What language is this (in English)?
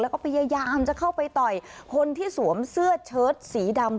Thai